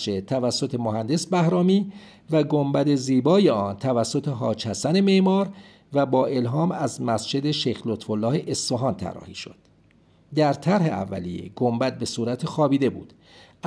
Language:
Persian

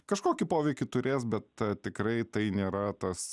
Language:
Lithuanian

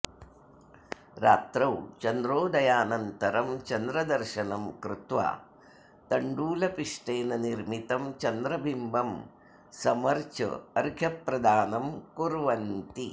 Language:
Sanskrit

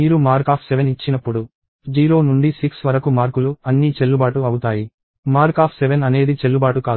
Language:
Telugu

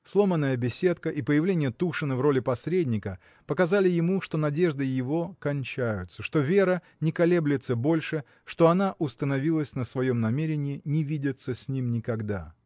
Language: Russian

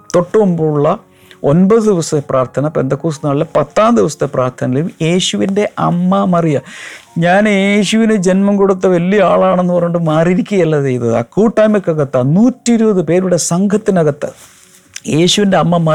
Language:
Malayalam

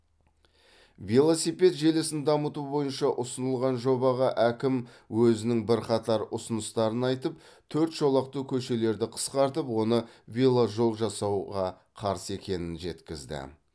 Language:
Kazakh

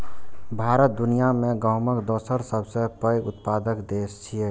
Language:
Maithili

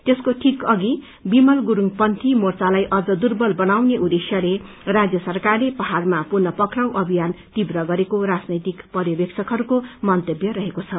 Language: Nepali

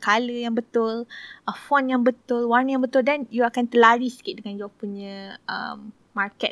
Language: Malay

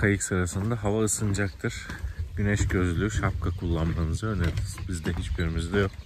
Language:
Turkish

